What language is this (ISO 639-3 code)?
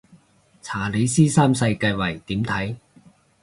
yue